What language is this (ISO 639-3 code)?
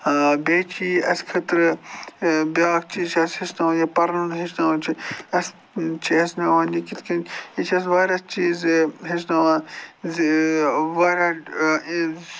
kas